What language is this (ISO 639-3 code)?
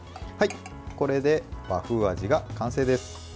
jpn